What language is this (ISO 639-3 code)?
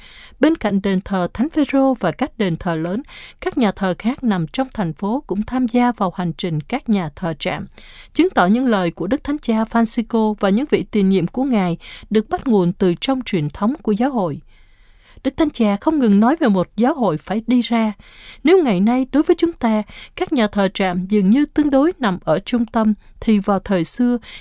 vie